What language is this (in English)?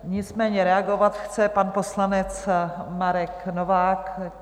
Czech